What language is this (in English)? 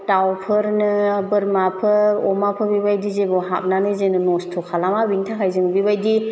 Bodo